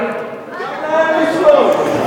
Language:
Hebrew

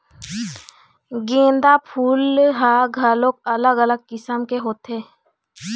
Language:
Chhattisgarhi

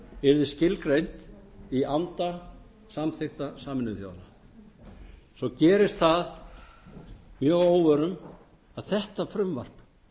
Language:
Icelandic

